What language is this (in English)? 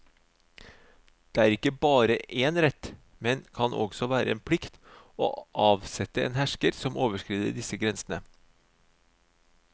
Norwegian